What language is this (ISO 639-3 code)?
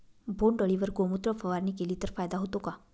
mar